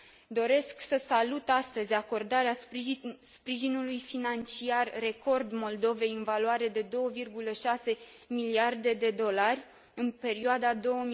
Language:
Romanian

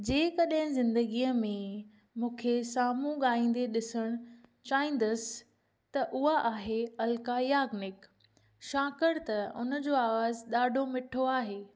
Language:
Sindhi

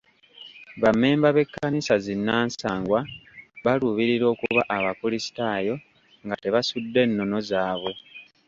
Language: Ganda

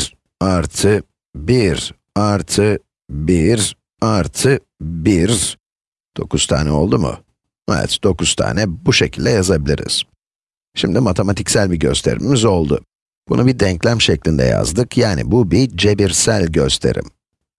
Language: Turkish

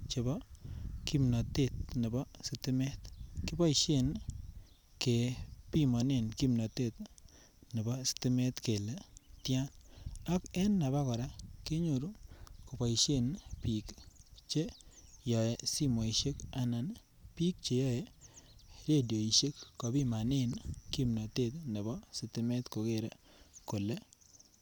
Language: Kalenjin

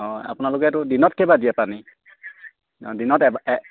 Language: Assamese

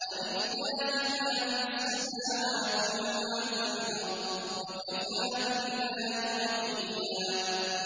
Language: Arabic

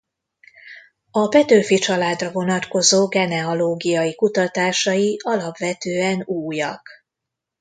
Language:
Hungarian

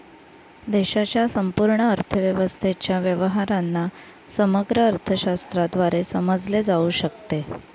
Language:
Marathi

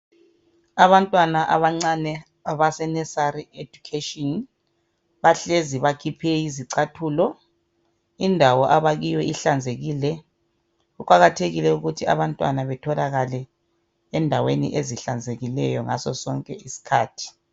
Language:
North Ndebele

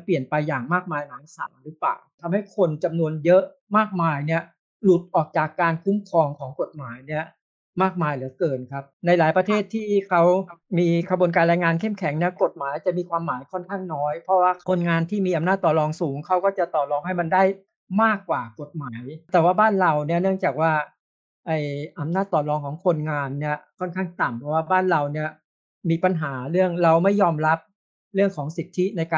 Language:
Thai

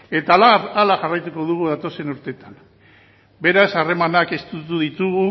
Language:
Basque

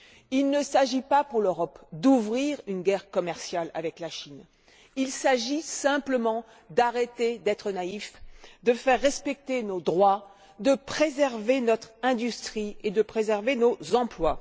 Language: French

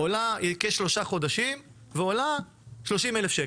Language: Hebrew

